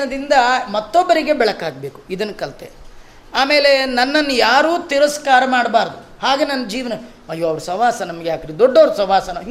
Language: Kannada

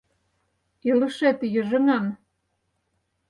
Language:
Mari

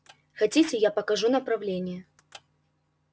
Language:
Russian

